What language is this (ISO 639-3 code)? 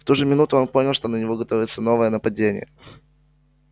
rus